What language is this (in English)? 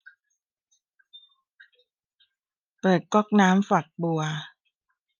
Thai